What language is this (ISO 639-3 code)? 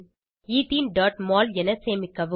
tam